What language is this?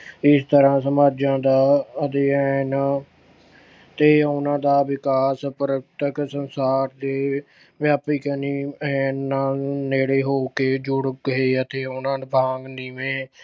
Punjabi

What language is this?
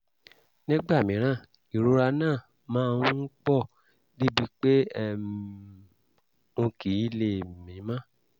Yoruba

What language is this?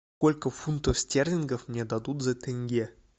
Russian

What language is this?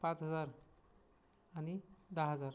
Marathi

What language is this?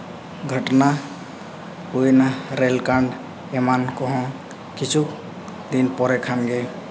Santali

